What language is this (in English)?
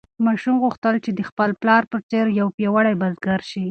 Pashto